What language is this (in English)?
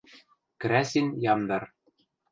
Western Mari